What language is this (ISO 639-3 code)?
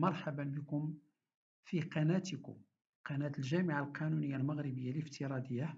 ara